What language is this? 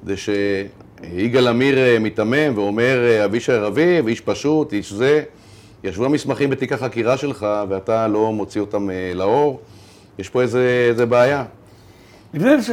Hebrew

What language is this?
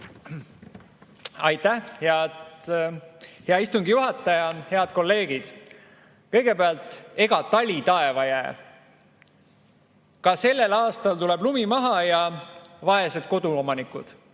Estonian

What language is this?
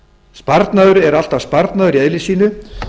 Icelandic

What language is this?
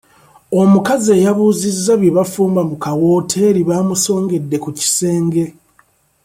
Ganda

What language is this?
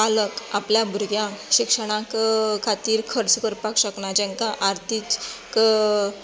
Konkani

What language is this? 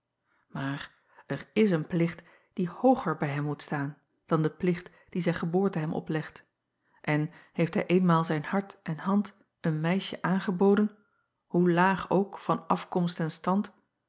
Dutch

